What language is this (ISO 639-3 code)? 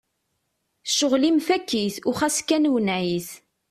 kab